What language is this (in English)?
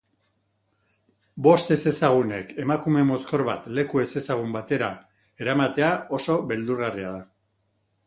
Basque